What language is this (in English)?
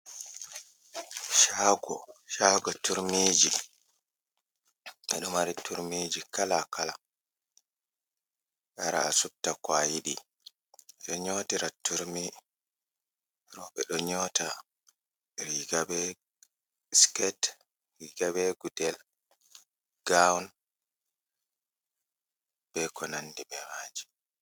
Fula